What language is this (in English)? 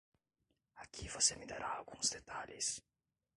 Portuguese